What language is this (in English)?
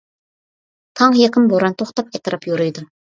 Uyghur